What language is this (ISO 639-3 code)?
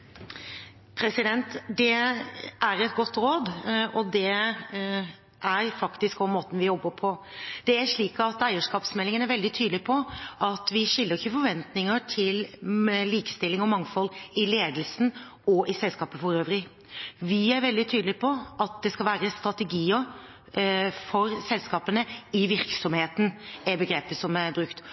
nob